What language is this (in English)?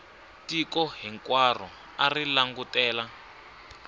Tsonga